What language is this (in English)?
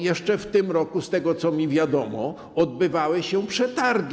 Polish